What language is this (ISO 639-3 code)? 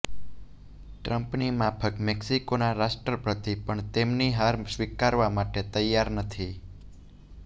guj